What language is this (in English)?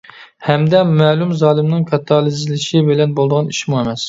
Uyghur